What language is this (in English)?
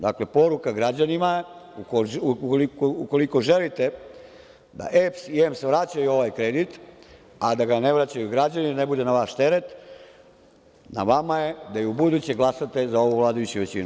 Serbian